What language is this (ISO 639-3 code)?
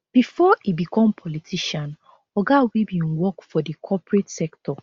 pcm